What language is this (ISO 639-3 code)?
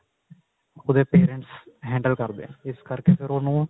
pan